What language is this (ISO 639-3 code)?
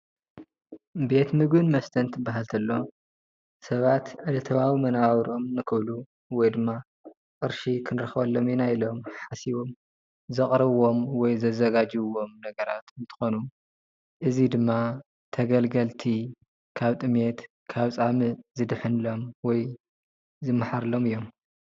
tir